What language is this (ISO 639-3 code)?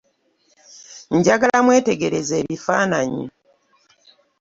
lug